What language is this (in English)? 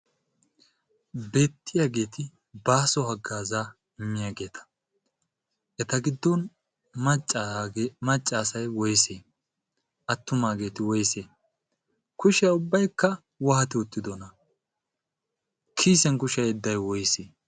Wolaytta